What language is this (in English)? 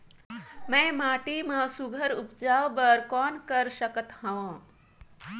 Chhattisgarhi